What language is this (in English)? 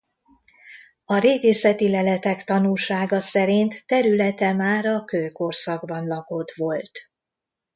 Hungarian